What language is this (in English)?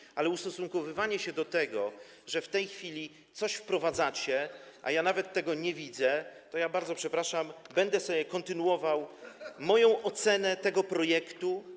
Polish